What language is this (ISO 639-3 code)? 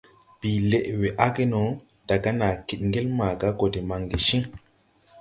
tui